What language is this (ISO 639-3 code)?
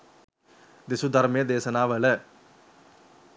sin